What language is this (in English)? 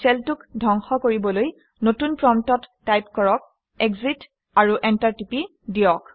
Assamese